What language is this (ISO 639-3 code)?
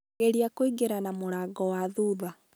kik